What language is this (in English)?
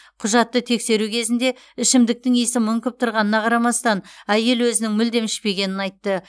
Kazakh